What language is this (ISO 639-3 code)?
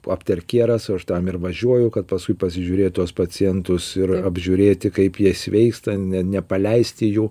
lit